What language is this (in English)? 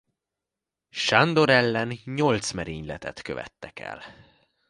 Hungarian